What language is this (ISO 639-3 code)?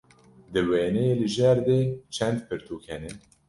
kur